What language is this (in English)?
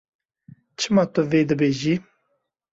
Kurdish